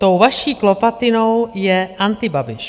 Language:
Czech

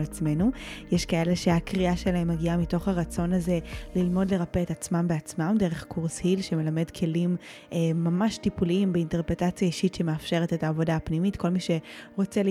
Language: Hebrew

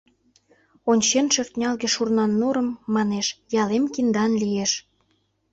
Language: Mari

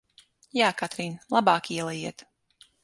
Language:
Latvian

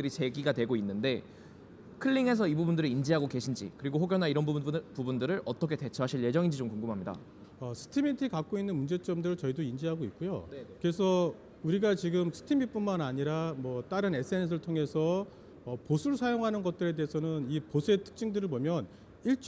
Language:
Korean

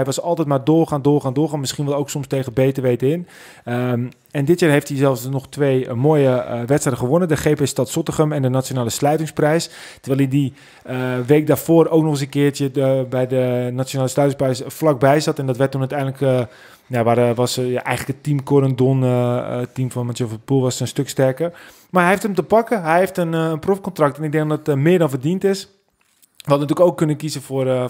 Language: Dutch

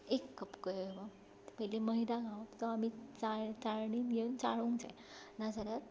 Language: Konkani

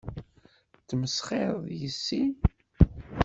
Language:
Kabyle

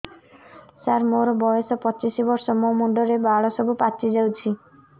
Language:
Odia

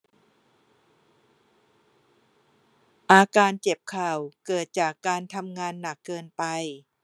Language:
Thai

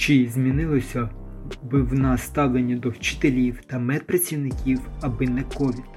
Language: Ukrainian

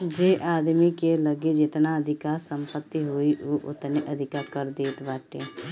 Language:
Bhojpuri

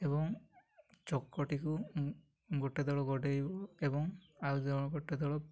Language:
Odia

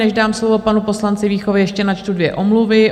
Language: Czech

